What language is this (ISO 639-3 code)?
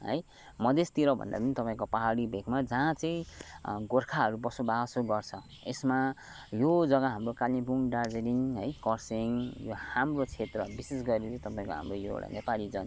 nep